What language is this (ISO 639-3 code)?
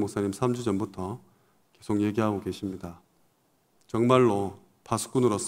kor